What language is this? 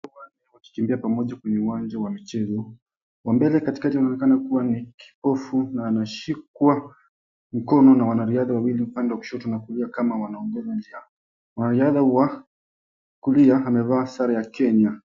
Swahili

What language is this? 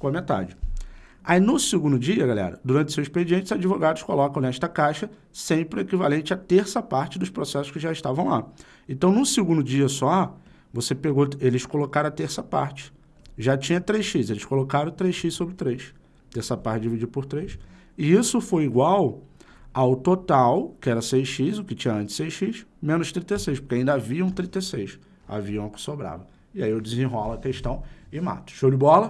Portuguese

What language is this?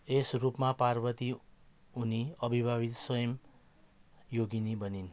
Nepali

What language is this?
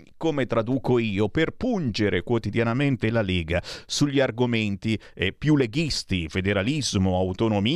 Italian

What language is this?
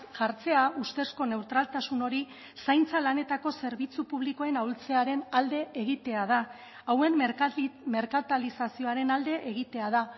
Basque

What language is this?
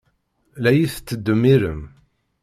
Kabyle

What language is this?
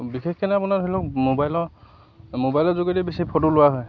Assamese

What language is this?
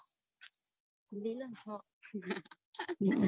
Gujarati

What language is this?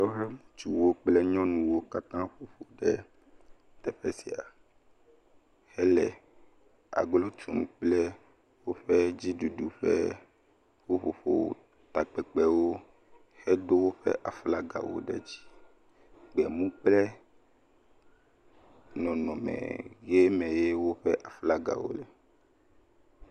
Ewe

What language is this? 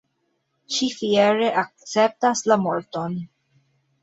Esperanto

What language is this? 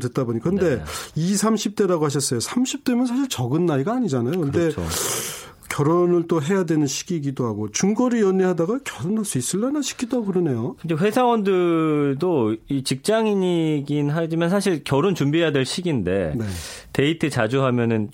Korean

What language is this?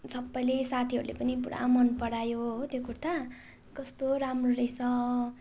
Nepali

